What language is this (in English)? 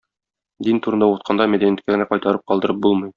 Tatar